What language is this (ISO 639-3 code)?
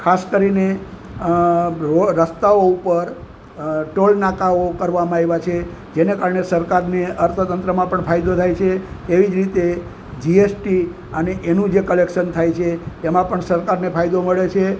guj